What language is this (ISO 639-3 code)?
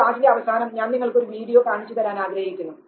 mal